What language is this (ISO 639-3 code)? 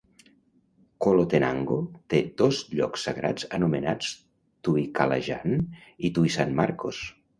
cat